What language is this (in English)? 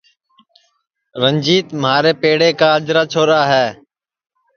Sansi